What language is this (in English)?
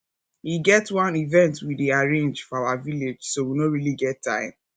Nigerian Pidgin